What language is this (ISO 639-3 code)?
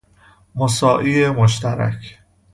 fas